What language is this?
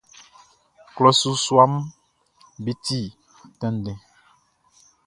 Baoulé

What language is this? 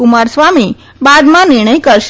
Gujarati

